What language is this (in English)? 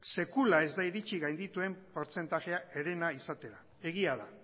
Basque